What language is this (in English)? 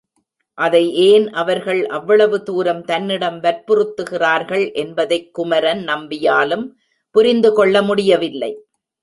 Tamil